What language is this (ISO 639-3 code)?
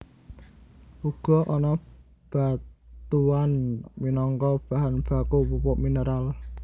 jav